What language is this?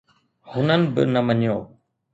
Sindhi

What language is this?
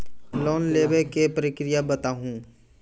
Maithili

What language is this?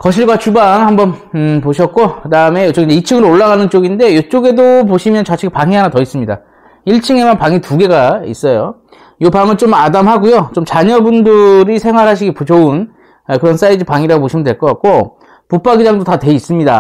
Korean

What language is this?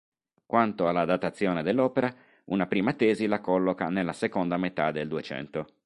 Italian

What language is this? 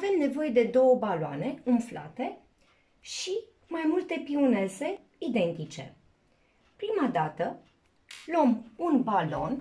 Romanian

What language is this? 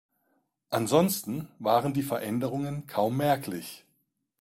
German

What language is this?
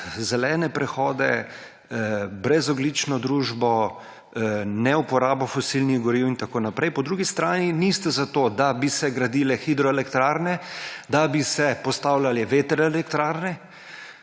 Slovenian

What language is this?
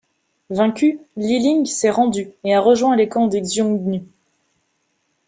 French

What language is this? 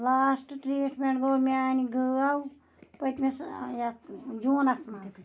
Kashmiri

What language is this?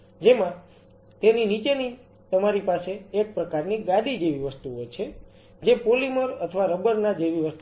Gujarati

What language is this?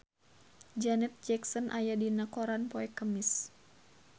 Sundanese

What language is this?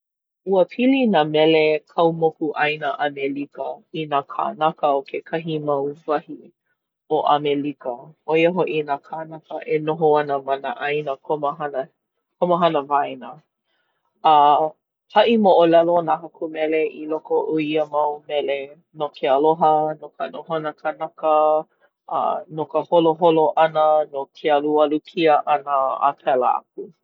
Hawaiian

